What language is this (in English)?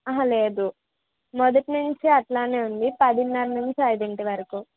Telugu